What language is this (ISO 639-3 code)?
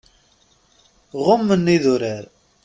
kab